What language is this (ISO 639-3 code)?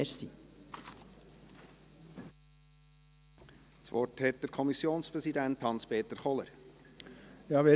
gsw